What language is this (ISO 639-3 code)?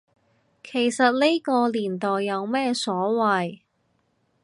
yue